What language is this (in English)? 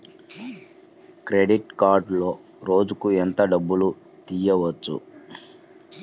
Telugu